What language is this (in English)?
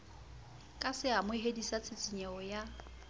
Southern Sotho